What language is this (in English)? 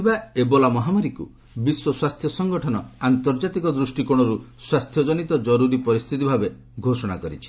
Odia